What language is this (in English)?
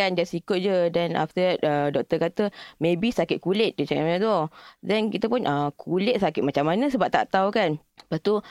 Malay